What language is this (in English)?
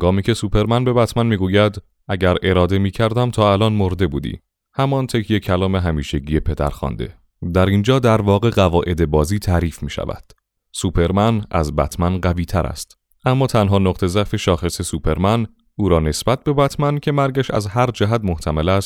Persian